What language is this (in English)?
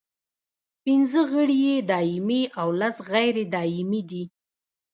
Pashto